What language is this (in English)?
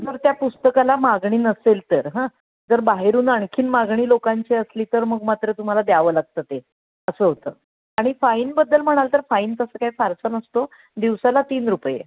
Marathi